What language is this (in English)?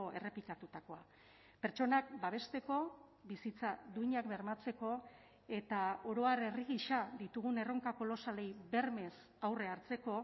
Basque